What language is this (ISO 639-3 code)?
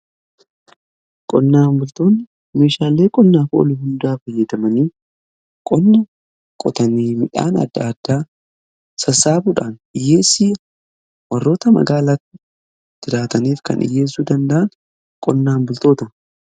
orm